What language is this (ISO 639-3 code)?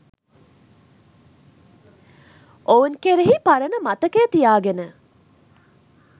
sin